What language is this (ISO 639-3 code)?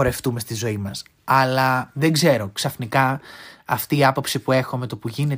ell